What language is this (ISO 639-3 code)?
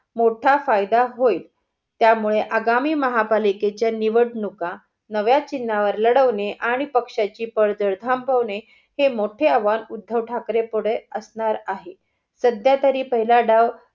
mar